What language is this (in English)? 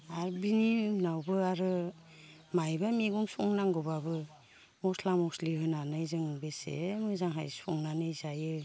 Bodo